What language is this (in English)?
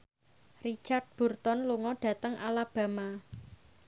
Javanese